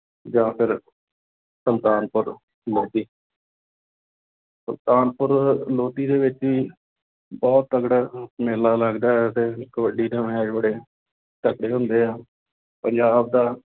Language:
Punjabi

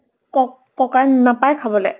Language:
Assamese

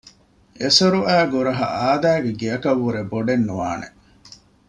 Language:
Divehi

